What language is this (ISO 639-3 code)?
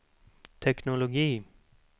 swe